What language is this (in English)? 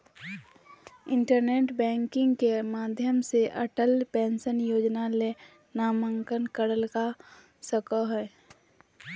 Magahi